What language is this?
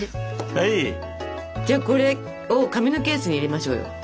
Japanese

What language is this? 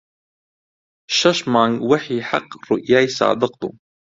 Central Kurdish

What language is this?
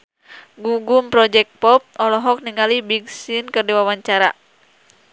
Sundanese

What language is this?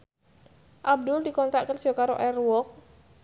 Javanese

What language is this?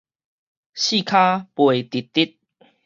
Min Nan Chinese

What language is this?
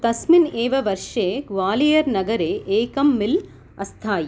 Sanskrit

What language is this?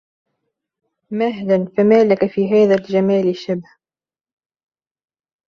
Arabic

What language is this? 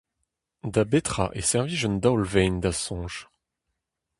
Breton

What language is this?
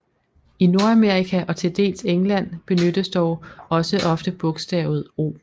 Danish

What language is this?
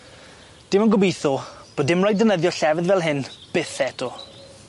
Welsh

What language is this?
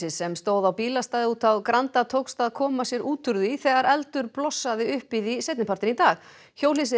Icelandic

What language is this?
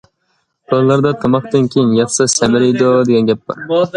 Uyghur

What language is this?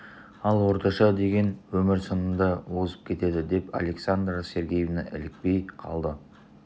Kazakh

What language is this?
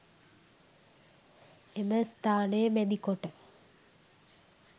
Sinhala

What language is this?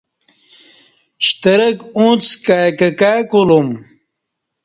Kati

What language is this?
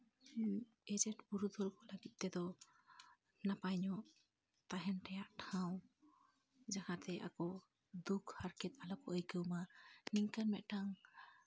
Santali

